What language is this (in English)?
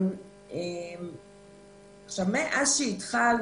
Hebrew